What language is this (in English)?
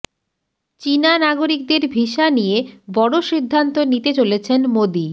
Bangla